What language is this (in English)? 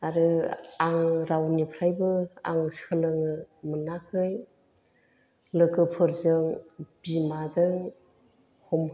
Bodo